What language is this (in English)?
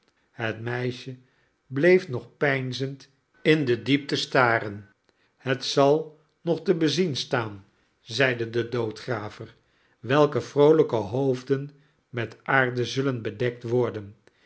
Dutch